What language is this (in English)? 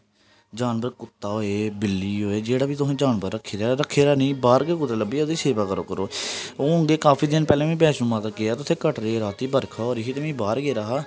Dogri